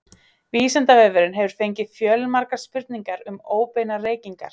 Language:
Icelandic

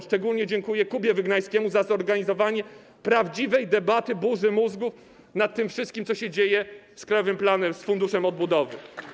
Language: Polish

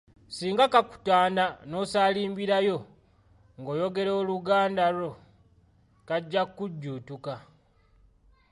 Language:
Ganda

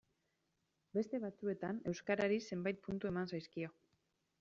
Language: Basque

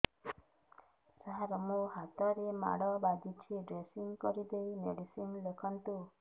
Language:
Odia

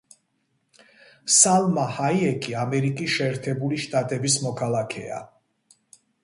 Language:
Georgian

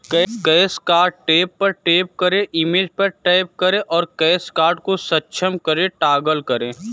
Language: Hindi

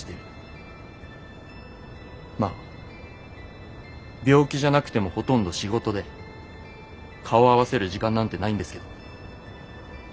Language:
Japanese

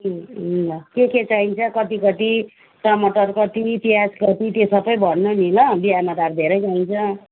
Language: Nepali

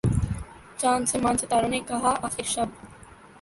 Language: Urdu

